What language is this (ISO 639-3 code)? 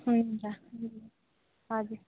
nep